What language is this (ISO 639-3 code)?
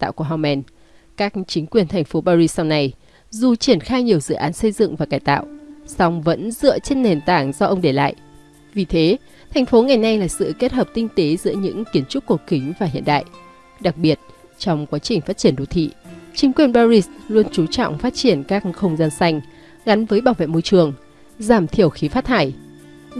vie